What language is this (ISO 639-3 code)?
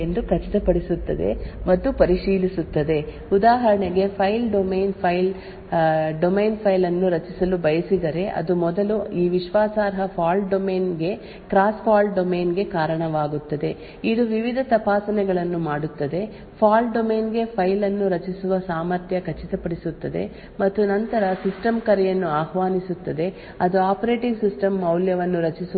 kan